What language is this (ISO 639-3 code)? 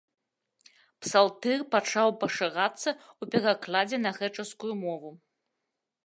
bel